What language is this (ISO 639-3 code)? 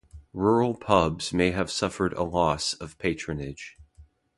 eng